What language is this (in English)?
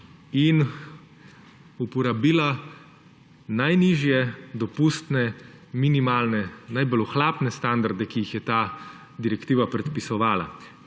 Slovenian